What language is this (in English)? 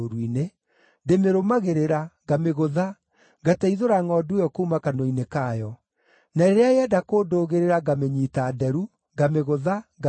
Kikuyu